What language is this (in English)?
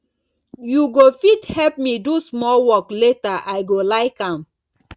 Nigerian Pidgin